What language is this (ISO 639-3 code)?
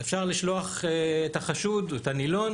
heb